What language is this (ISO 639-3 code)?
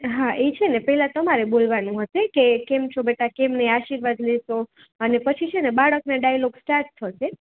guj